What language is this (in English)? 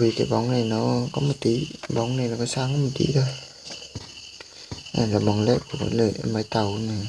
Vietnamese